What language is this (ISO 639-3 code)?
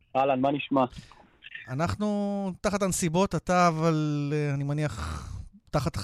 heb